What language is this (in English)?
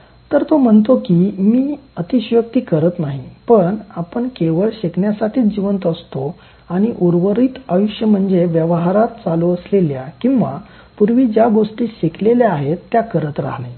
Marathi